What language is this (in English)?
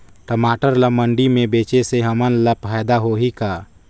Chhattisgarhi